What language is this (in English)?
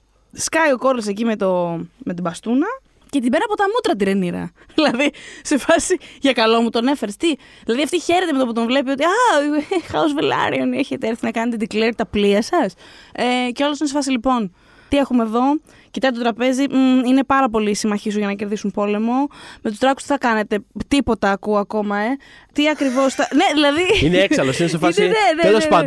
Greek